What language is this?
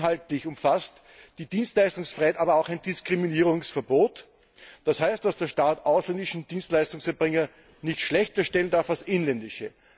German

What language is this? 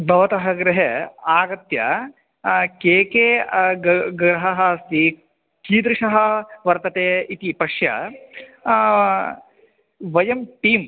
Sanskrit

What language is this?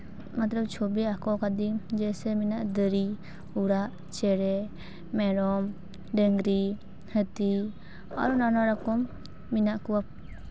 Santali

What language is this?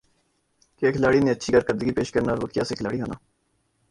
Urdu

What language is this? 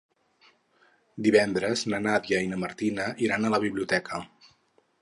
Catalan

